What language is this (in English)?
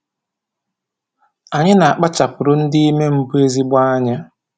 Igbo